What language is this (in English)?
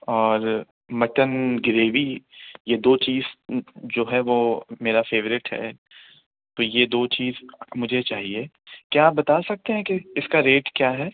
Urdu